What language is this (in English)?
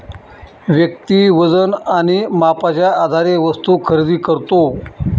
Marathi